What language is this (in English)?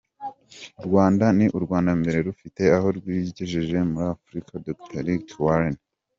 Kinyarwanda